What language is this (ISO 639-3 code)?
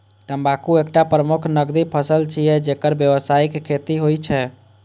mai